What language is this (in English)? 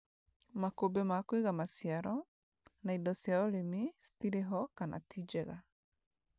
Kikuyu